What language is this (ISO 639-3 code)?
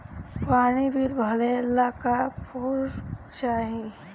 bho